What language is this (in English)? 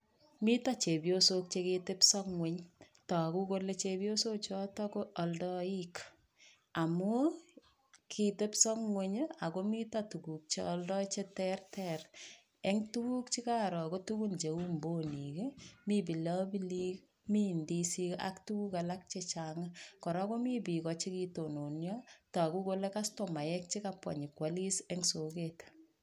Kalenjin